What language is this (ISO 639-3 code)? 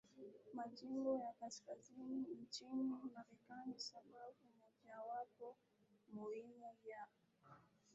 swa